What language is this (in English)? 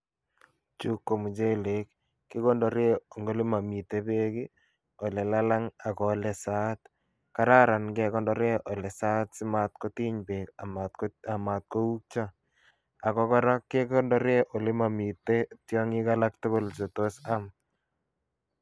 Kalenjin